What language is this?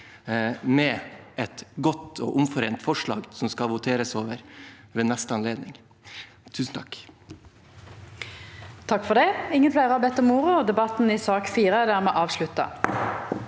Norwegian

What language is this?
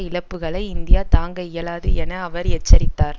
Tamil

